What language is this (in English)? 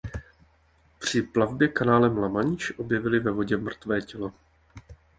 Czech